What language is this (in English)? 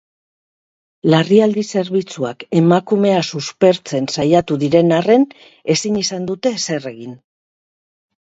Basque